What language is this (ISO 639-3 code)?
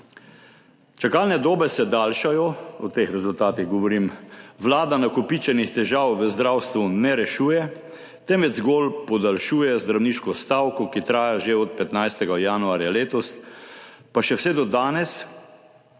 slv